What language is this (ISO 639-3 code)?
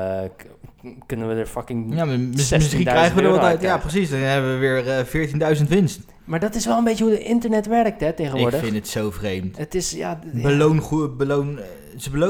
nld